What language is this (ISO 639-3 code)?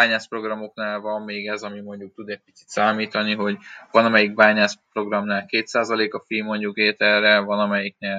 hun